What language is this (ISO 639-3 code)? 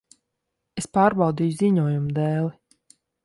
lav